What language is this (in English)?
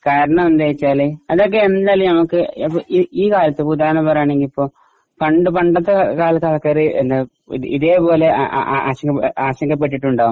Malayalam